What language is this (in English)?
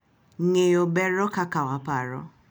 Luo (Kenya and Tanzania)